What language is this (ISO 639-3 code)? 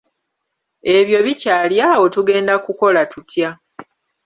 lug